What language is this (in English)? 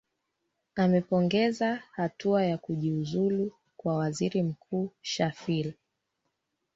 Swahili